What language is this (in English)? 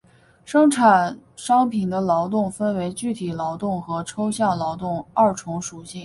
Chinese